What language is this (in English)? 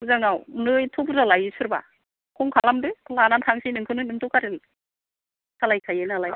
Bodo